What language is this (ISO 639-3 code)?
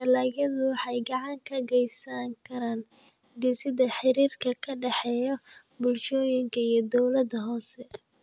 som